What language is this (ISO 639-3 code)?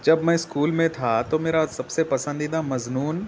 urd